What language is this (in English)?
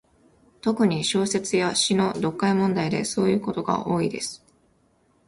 Japanese